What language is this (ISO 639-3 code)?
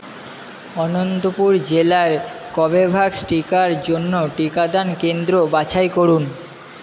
ben